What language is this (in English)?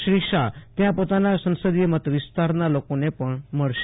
Gujarati